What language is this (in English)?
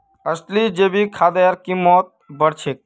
Magahi